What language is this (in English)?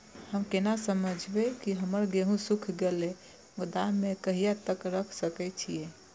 Maithili